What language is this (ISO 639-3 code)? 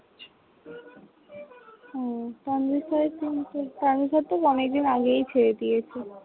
ben